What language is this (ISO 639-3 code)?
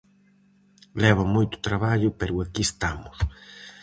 glg